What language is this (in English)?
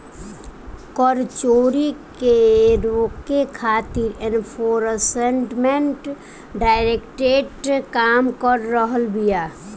Bhojpuri